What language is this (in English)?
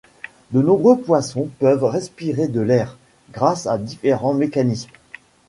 French